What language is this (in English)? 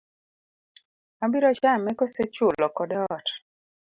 Luo (Kenya and Tanzania)